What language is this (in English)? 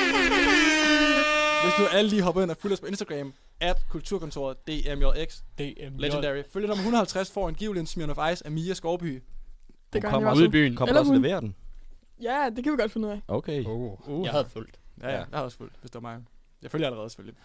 Danish